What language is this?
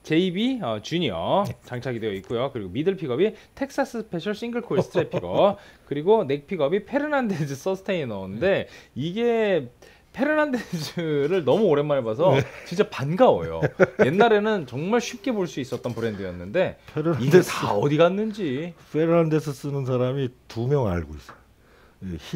Korean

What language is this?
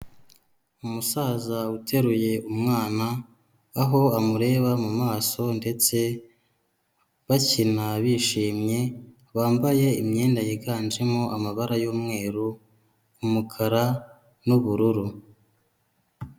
Kinyarwanda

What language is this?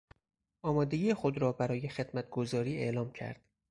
Persian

